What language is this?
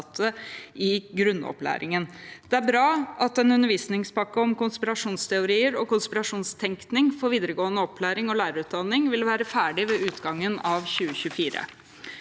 Norwegian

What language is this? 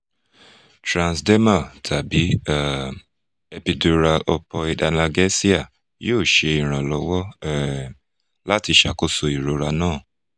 Yoruba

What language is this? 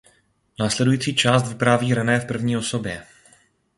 Czech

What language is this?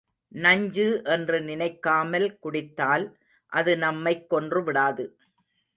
Tamil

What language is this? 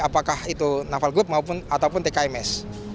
Indonesian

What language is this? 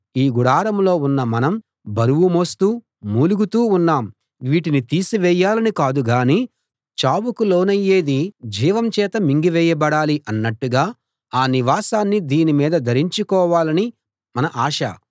Telugu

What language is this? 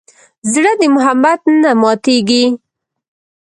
Pashto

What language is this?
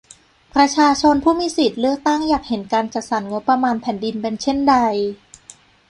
Thai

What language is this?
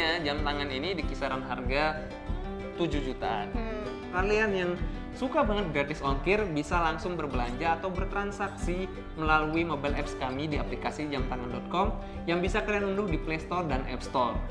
Indonesian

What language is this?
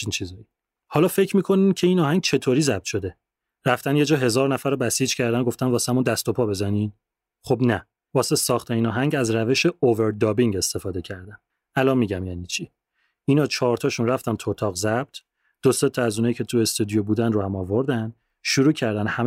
Persian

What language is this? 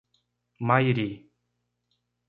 Portuguese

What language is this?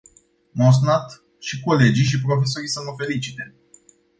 Romanian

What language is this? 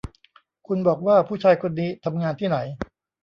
Thai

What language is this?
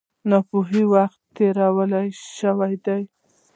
Pashto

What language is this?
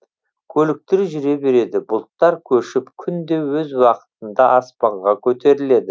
Kazakh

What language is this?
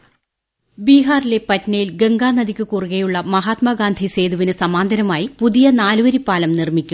Malayalam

